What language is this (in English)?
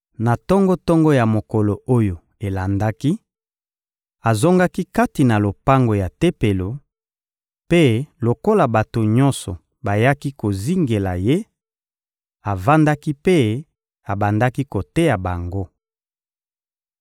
Lingala